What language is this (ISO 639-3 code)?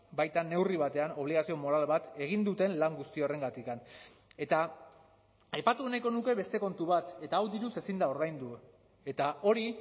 eus